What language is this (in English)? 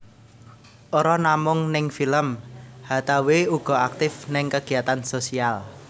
Javanese